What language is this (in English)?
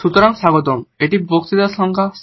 Bangla